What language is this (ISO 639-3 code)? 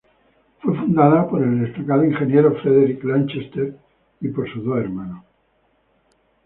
spa